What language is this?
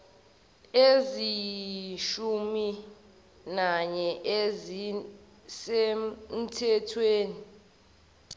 Zulu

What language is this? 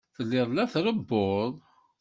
Kabyle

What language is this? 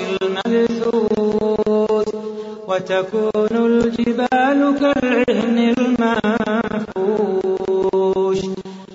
Arabic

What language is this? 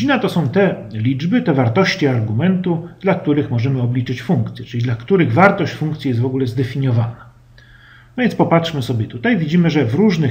Polish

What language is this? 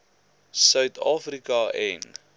Afrikaans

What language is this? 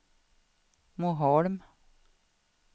Swedish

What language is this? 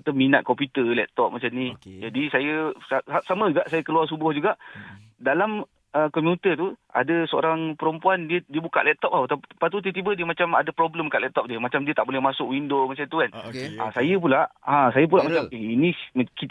Malay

